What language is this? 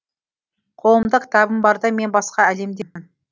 Kazakh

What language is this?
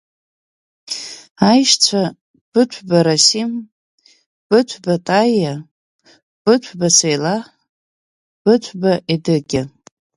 Abkhazian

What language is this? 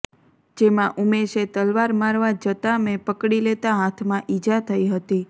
Gujarati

